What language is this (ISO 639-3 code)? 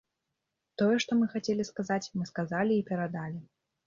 bel